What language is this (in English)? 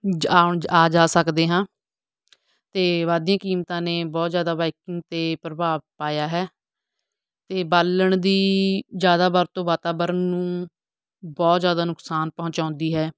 Punjabi